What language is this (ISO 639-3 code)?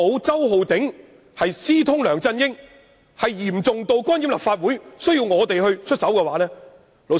yue